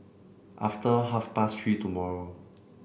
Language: English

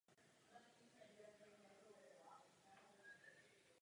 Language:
Czech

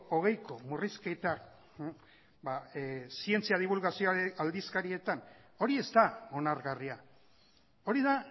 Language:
Basque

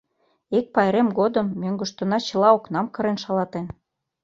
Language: Mari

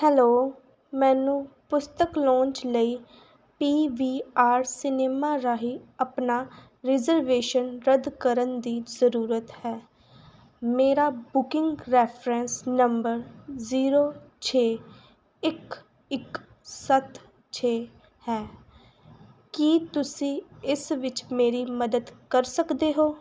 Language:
Punjabi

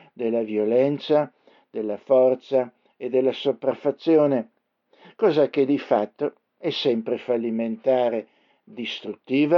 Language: Italian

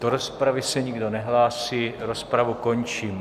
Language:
Czech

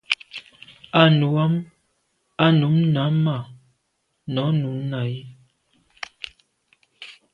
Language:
Medumba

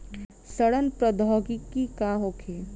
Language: Bhojpuri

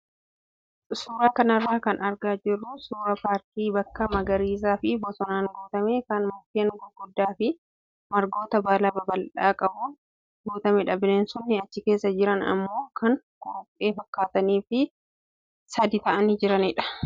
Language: Oromo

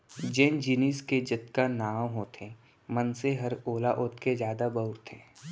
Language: Chhattisgarhi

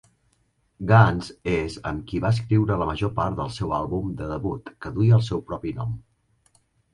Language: Catalan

